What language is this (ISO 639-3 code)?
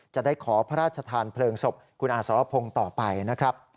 tha